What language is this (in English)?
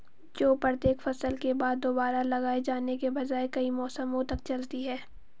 Hindi